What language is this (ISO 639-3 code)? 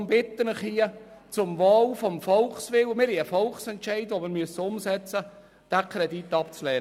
gsw